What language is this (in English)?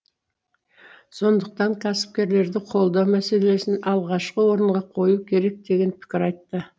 Kazakh